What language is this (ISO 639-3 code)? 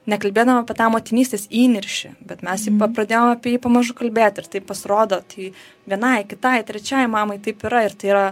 lit